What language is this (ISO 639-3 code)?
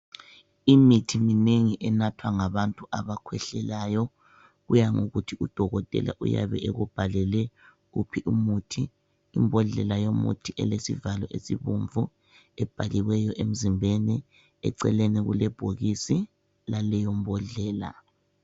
nde